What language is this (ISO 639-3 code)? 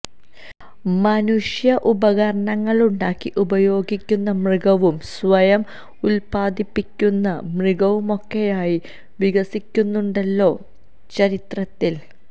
mal